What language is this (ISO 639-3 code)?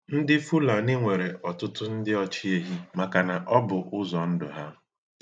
ibo